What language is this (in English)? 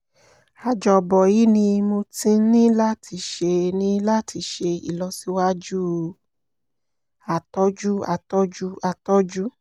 Yoruba